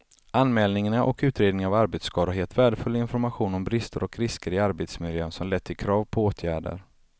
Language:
Swedish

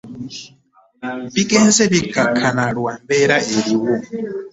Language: Ganda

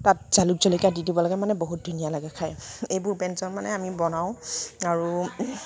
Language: Assamese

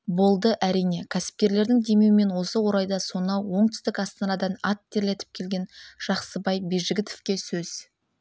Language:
Kazakh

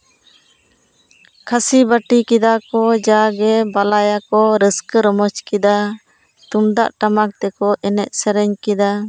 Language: Santali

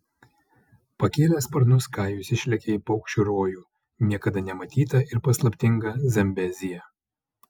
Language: Lithuanian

